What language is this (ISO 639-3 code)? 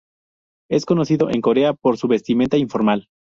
spa